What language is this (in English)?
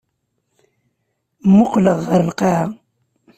Kabyle